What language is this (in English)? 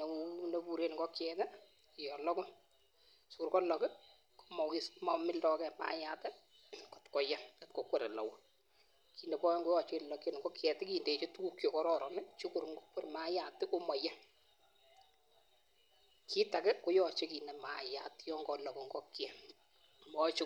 Kalenjin